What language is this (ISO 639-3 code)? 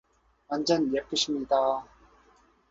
kor